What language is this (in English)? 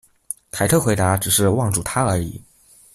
Chinese